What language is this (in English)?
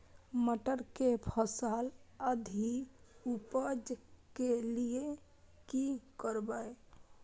Maithili